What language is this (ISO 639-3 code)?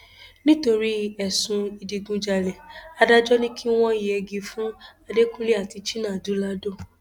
yor